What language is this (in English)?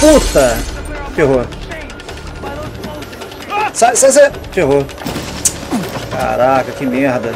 Portuguese